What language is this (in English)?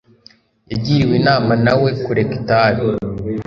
Kinyarwanda